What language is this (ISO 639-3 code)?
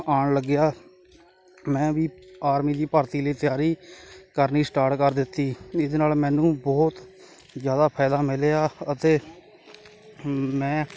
pan